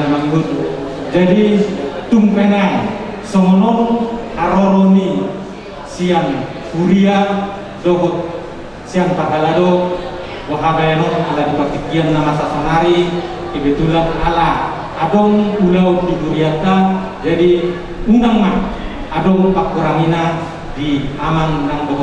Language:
Abkhazian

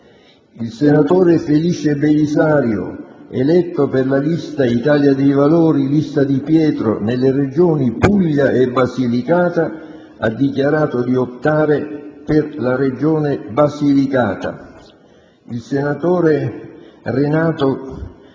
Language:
Italian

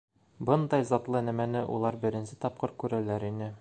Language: Bashkir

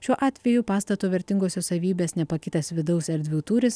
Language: Lithuanian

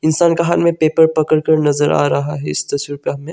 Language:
Hindi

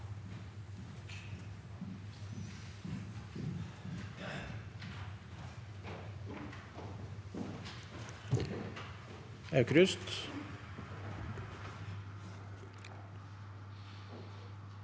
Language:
Norwegian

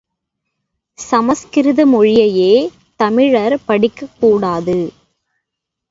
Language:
Tamil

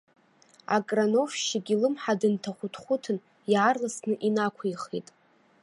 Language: Abkhazian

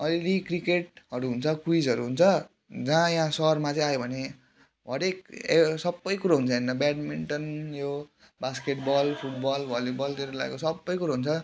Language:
Nepali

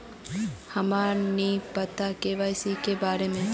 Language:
Magahi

